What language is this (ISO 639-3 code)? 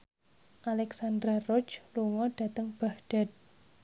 jav